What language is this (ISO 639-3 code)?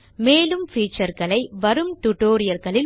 tam